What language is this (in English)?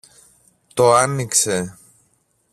Greek